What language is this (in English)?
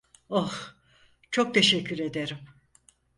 Turkish